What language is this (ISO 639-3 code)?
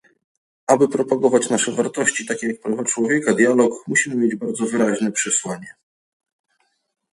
pol